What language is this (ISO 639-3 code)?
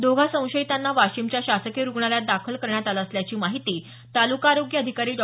mar